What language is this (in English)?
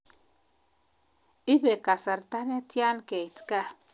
Kalenjin